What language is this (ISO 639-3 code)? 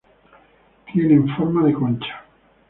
spa